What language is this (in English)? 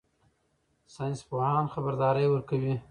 Pashto